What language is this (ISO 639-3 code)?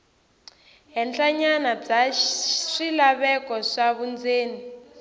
tso